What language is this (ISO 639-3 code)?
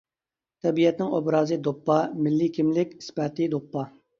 uig